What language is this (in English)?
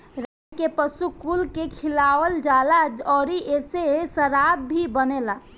Bhojpuri